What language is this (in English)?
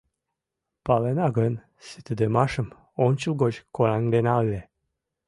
Mari